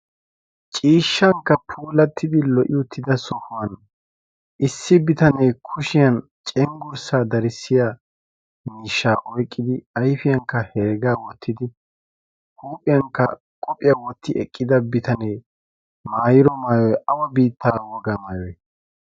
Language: Wolaytta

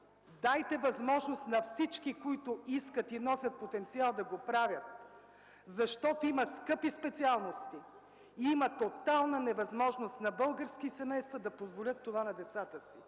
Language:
Bulgarian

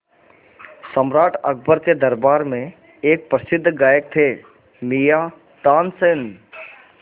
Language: Hindi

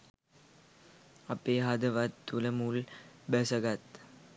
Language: Sinhala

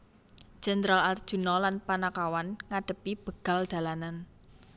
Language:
Javanese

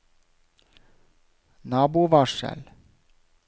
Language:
Norwegian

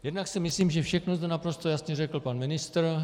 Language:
Czech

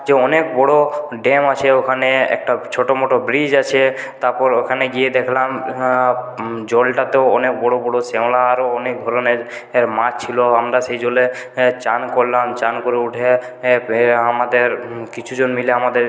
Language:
Bangla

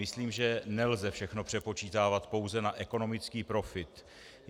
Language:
Czech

